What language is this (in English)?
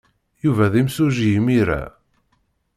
Kabyle